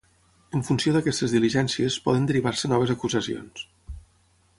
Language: Catalan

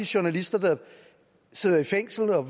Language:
Danish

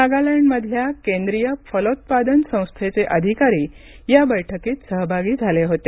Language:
Marathi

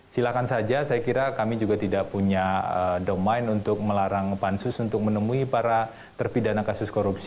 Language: Indonesian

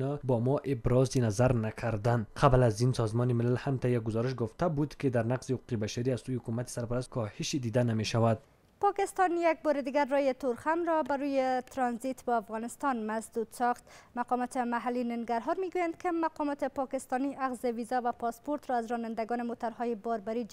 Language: Persian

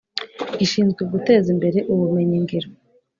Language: Kinyarwanda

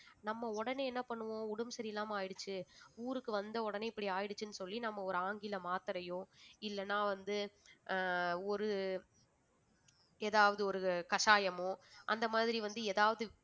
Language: Tamil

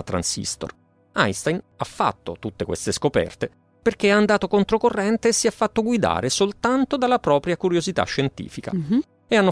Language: Italian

